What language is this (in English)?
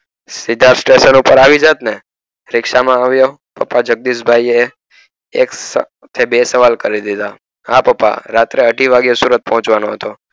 Gujarati